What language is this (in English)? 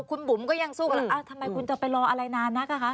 Thai